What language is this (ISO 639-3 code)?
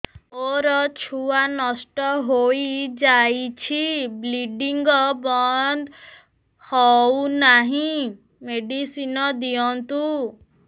ori